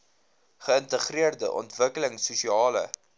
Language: Afrikaans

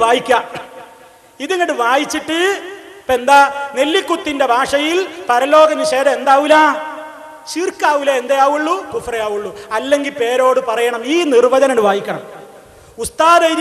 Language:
Arabic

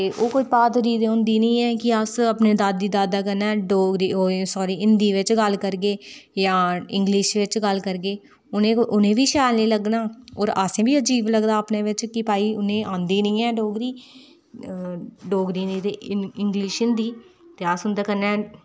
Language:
Dogri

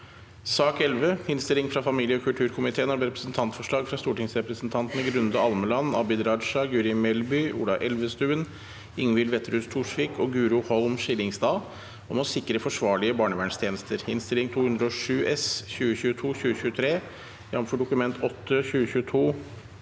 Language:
Norwegian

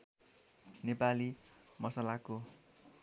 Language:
Nepali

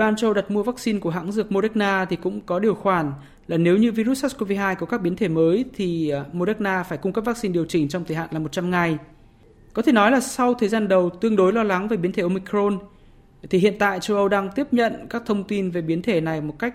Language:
Vietnamese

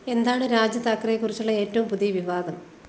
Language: Malayalam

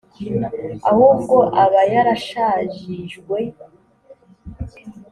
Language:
Kinyarwanda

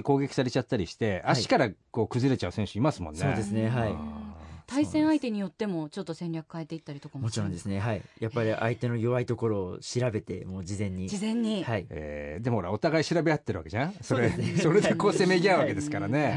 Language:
Japanese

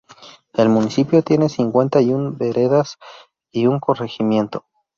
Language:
Spanish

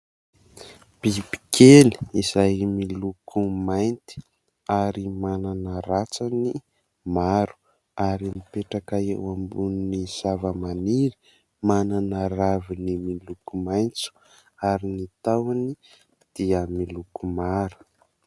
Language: Malagasy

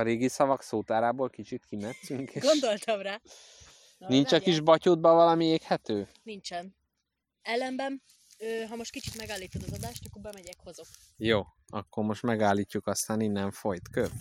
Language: Hungarian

